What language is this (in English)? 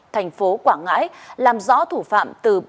Vietnamese